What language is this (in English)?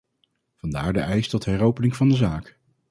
Dutch